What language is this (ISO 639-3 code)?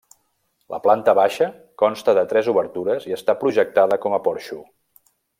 cat